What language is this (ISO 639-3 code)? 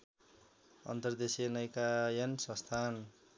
nep